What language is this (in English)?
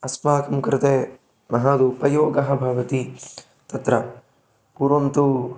Sanskrit